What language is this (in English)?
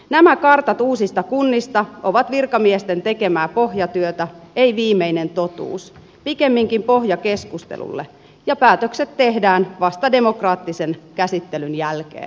Finnish